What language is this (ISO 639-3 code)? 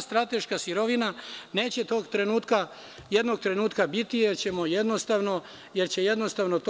srp